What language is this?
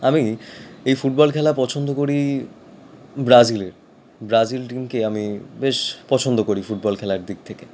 Bangla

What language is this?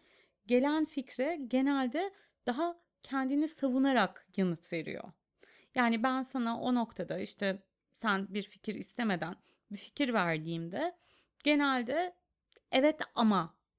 Turkish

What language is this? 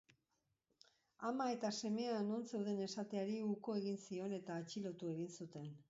Basque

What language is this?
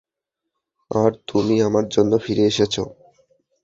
Bangla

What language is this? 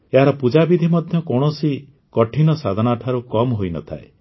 Odia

